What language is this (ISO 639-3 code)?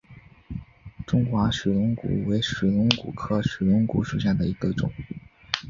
zho